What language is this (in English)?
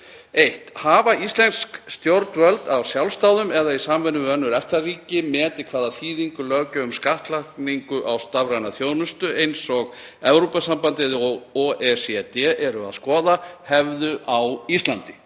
Icelandic